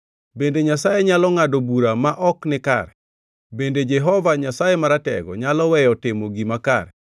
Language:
Luo (Kenya and Tanzania)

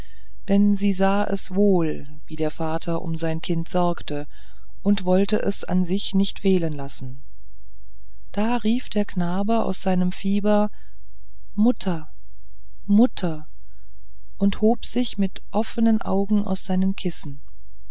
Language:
German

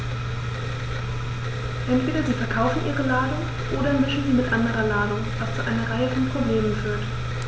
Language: German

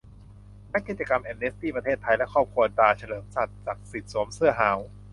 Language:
Thai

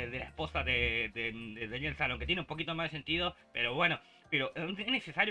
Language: Spanish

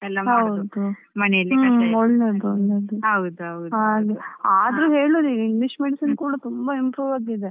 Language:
Kannada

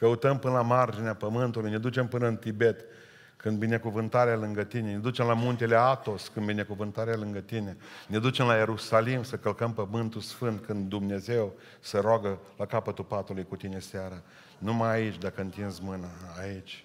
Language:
Romanian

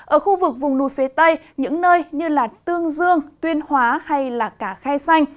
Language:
Vietnamese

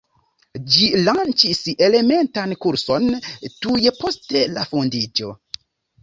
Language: Esperanto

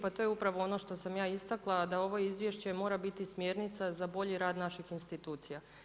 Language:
Croatian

